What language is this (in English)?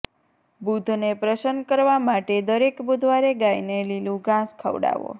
Gujarati